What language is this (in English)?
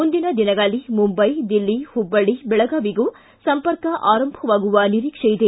Kannada